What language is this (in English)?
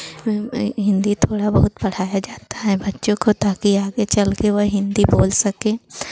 Hindi